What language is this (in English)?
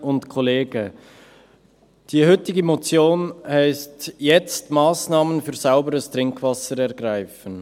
Swiss German